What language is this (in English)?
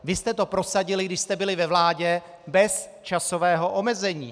Czech